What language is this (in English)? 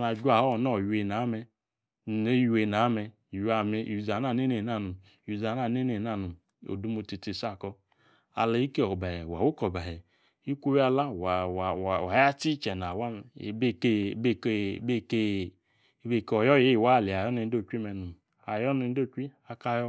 Yace